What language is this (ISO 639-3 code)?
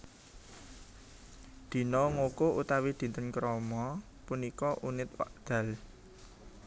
jav